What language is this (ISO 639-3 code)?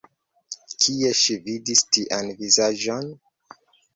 epo